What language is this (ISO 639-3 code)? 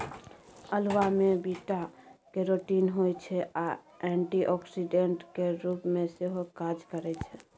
mai